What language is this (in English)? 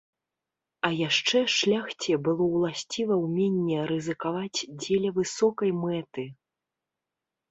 Belarusian